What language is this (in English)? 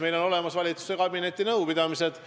Estonian